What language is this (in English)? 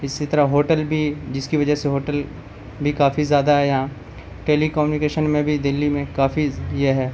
Urdu